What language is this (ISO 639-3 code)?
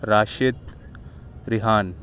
urd